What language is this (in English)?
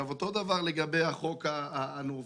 Hebrew